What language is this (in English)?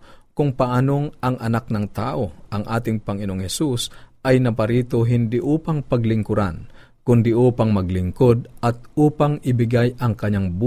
Filipino